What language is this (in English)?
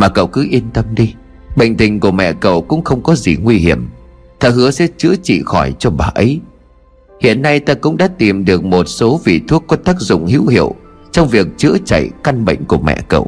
Vietnamese